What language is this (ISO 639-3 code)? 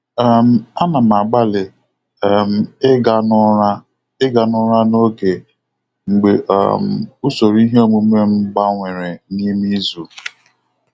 ibo